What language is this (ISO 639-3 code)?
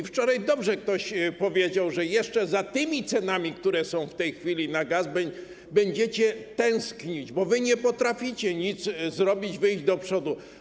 pol